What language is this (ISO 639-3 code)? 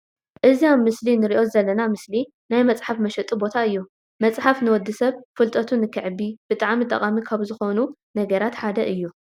tir